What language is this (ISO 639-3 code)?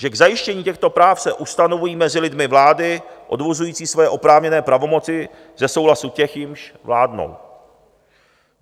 ces